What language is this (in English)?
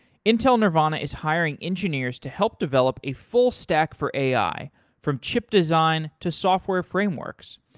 English